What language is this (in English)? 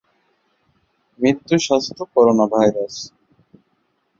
Bangla